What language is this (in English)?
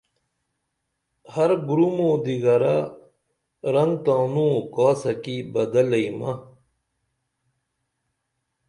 Dameli